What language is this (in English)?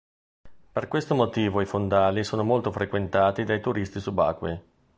Italian